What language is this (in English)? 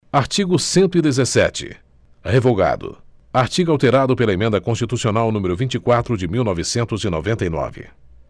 Portuguese